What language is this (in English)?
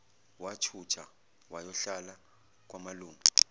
Zulu